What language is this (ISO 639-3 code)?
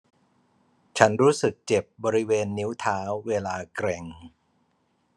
tha